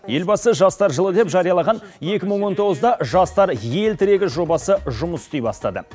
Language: Kazakh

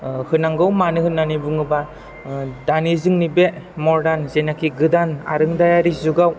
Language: Bodo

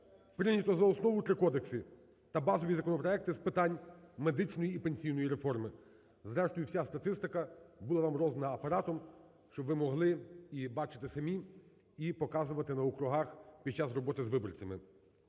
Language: Ukrainian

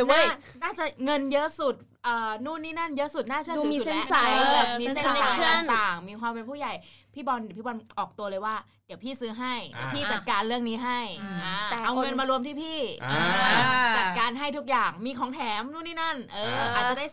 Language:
Thai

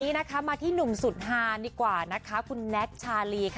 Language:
Thai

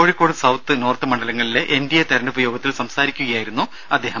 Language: Malayalam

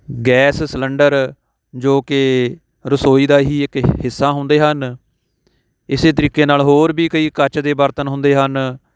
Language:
Punjabi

